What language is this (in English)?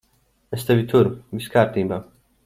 Latvian